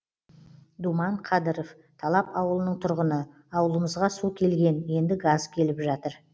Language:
Kazakh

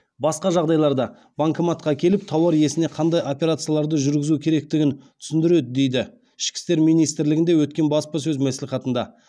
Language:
Kazakh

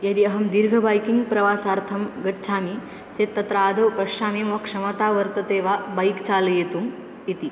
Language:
Sanskrit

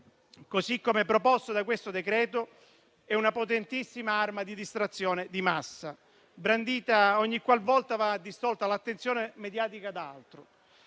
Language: Italian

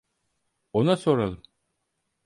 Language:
Turkish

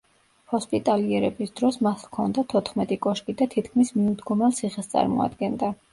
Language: Georgian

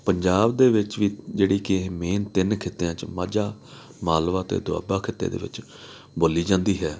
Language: Punjabi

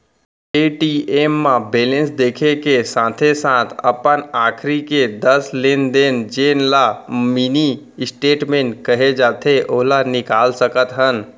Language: Chhattisgarhi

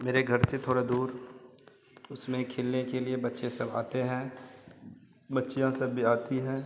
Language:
Hindi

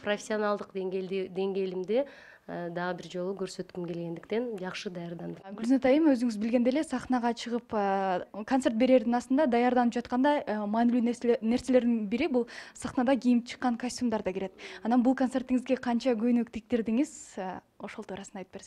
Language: Turkish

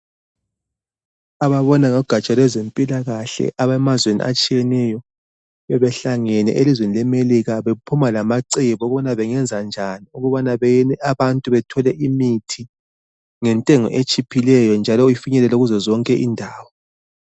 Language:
North Ndebele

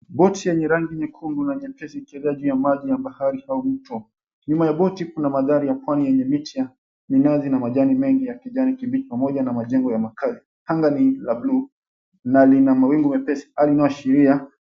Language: Swahili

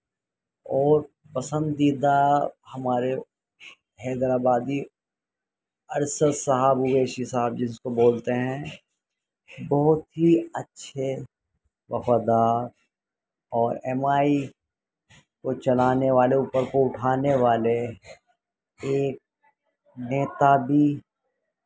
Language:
Urdu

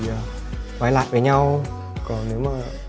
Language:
Vietnamese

